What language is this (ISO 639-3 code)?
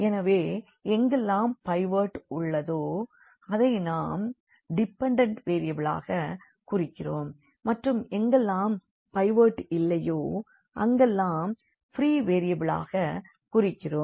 tam